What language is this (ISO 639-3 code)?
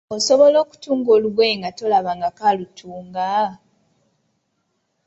lug